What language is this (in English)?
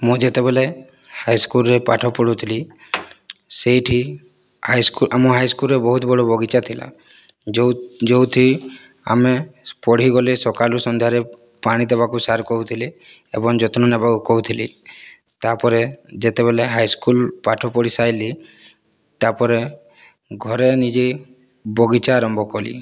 Odia